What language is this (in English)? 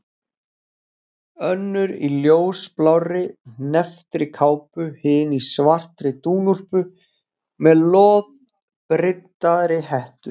Icelandic